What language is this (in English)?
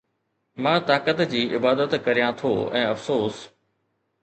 Sindhi